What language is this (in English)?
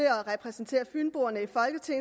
Danish